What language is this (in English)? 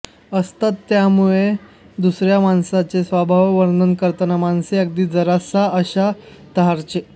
Marathi